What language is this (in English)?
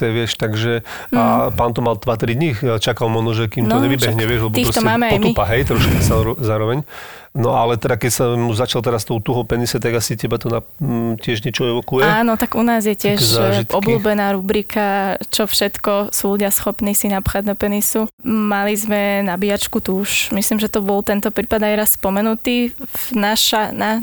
Slovak